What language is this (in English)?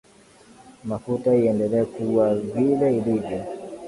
Swahili